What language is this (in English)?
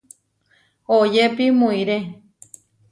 Huarijio